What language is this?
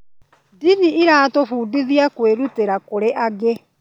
Kikuyu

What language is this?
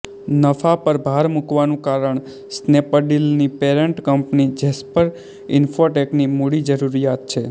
Gujarati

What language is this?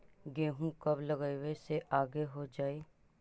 Magahi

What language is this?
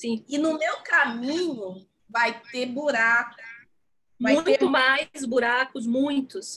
Portuguese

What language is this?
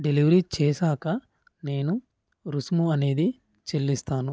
Telugu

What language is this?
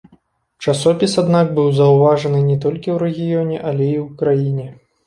Belarusian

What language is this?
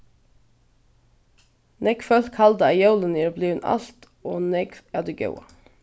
Faroese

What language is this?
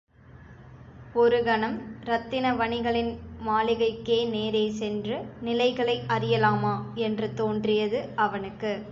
Tamil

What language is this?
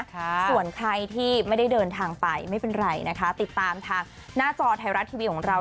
Thai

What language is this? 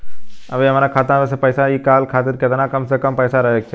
Bhojpuri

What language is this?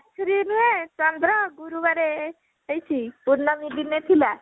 Odia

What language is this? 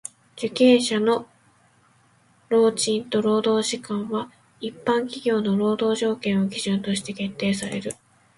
Japanese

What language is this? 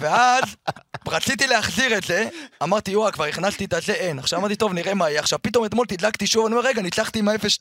Hebrew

